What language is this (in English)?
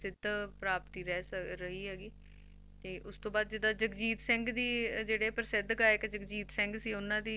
Punjabi